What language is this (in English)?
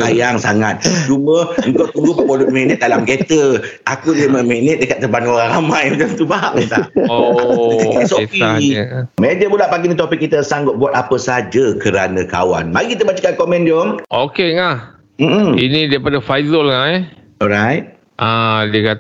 Malay